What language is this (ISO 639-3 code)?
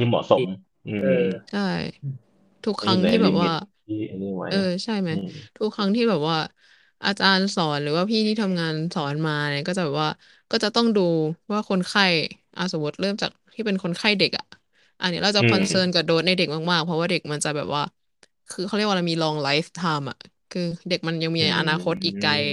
tha